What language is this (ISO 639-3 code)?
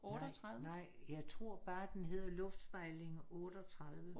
dan